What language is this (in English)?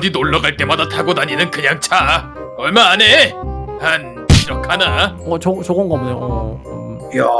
Korean